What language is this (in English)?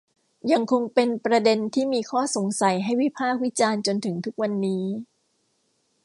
Thai